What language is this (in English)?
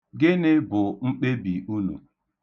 Igbo